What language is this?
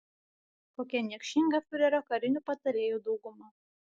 Lithuanian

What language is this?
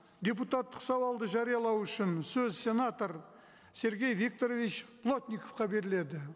Kazakh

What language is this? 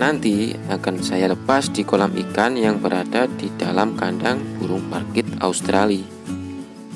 Indonesian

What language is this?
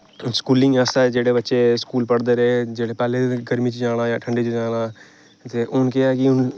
Dogri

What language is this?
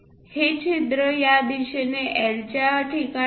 Marathi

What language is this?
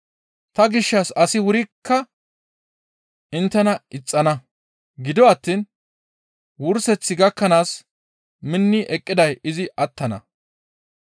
Gamo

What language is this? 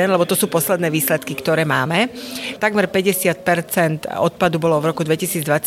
Slovak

